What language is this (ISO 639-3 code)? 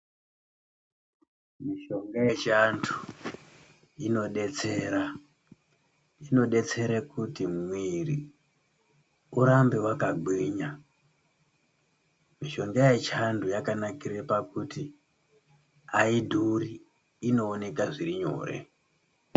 ndc